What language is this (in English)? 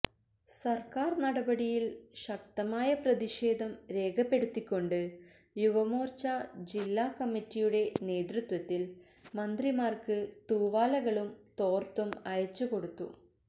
Malayalam